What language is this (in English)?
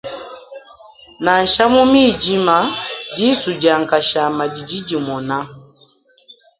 Luba-Lulua